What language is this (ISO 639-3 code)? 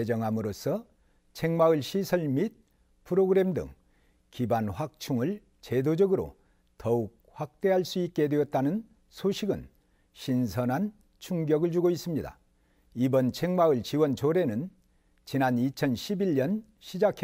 kor